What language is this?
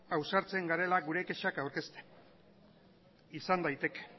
Basque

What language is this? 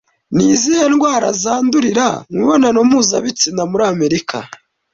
Kinyarwanda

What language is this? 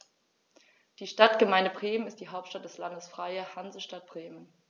German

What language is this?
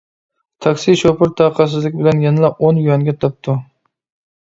Uyghur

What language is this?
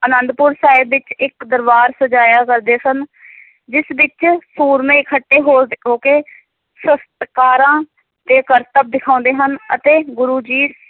Punjabi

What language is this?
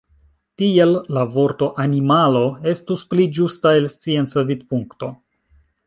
Esperanto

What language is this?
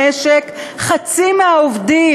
Hebrew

